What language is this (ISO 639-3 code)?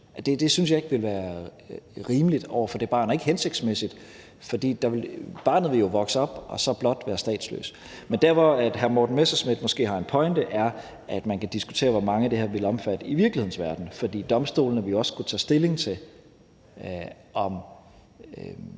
dan